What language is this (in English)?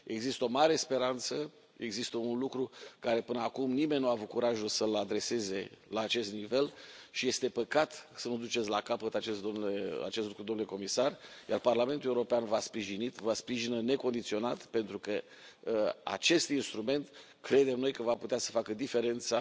Romanian